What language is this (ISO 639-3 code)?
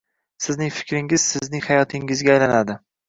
uzb